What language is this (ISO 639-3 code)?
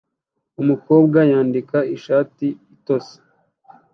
kin